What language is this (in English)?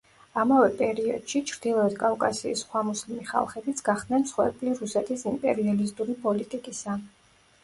Georgian